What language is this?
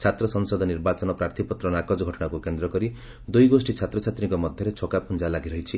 Odia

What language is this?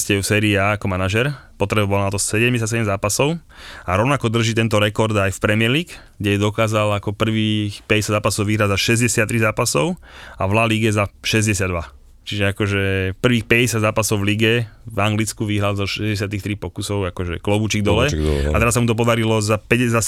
Slovak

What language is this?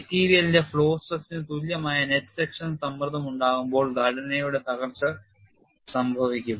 Malayalam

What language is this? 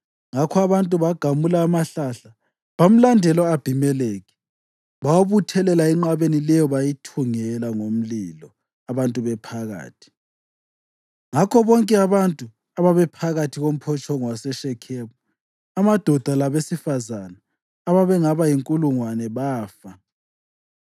North Ndebele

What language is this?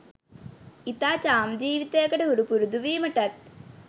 Sinhala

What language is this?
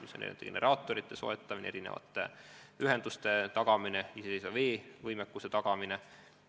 Estonian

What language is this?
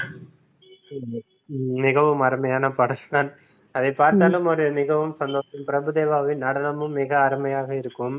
Tamil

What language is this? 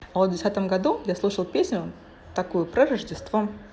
Russian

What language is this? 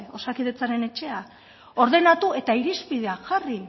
Basque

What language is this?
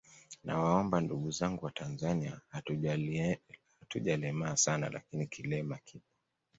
Swahili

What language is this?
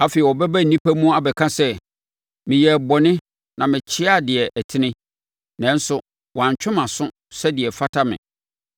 Akan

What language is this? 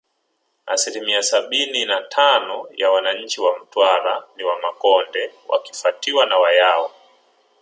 Swahili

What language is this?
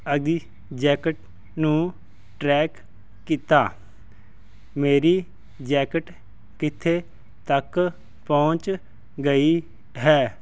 Punjabi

